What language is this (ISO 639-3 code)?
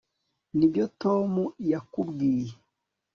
kin